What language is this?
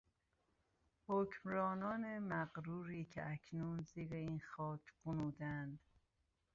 Persian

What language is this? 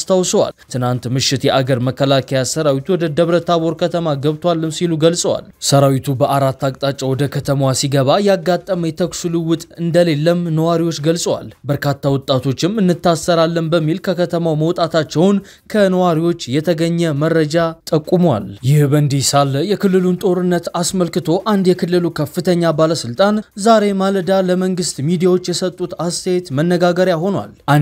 Arabic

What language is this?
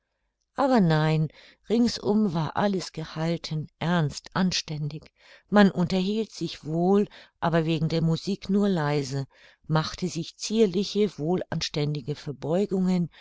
German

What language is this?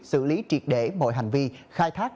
Vietnamese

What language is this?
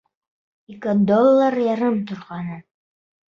Bashkir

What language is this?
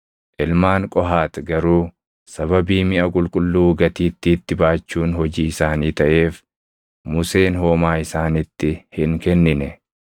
Oromo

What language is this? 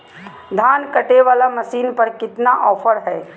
Magahi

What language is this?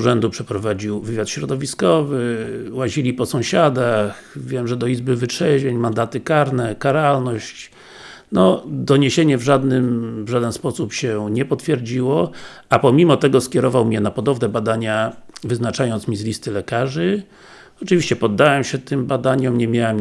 Polish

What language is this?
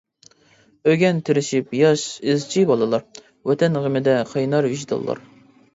Uyghur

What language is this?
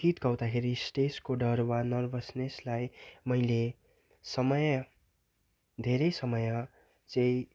Nepali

